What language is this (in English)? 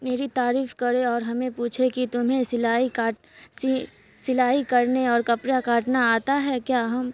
Urdu